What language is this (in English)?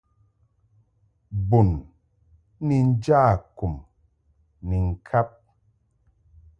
Mungaka